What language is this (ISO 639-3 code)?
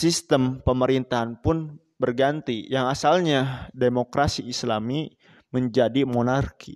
ind